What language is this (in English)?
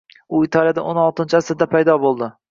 Uzbek